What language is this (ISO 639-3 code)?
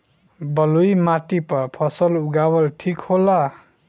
bho